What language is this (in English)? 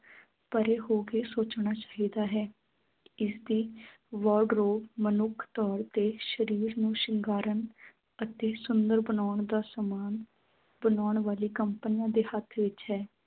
Punjabi